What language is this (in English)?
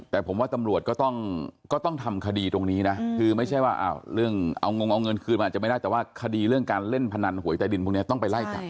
Thai